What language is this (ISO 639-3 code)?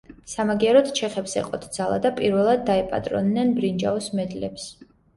kat